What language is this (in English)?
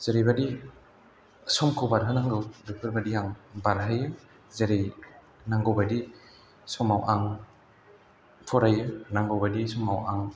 Bodo